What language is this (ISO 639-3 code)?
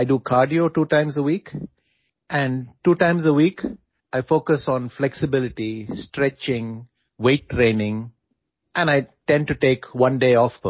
urd